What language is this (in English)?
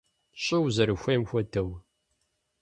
Kabardian